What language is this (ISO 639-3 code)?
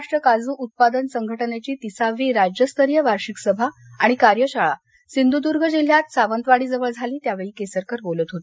mar